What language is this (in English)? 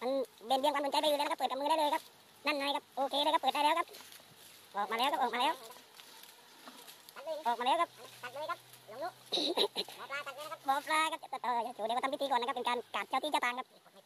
Thai